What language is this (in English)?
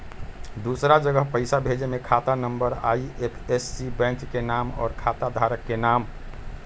Magahi